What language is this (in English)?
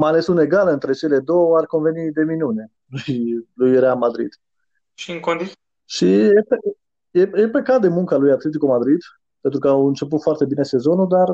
Romanian